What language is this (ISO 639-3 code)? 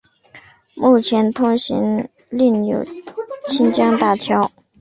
zho